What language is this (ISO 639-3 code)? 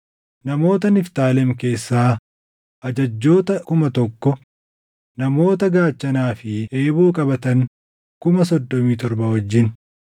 orm